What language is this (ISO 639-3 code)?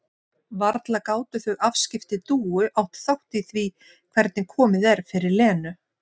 isl